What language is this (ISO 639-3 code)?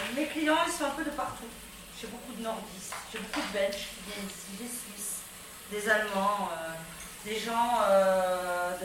fra